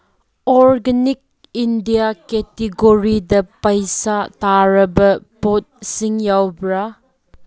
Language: Manipuri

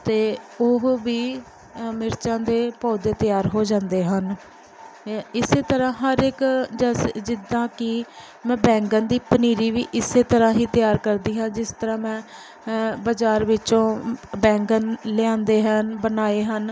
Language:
Punjabi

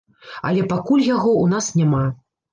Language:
Belarusian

